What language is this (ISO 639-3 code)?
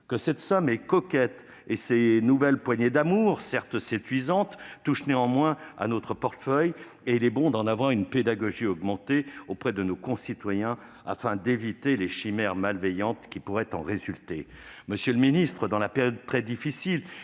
fra